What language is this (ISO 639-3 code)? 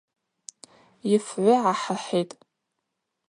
abq